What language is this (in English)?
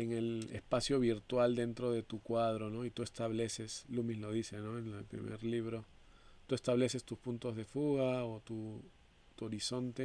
Spanish